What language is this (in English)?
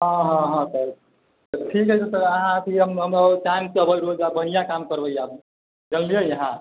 Maithili